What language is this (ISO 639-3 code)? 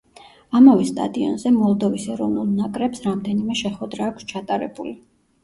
kat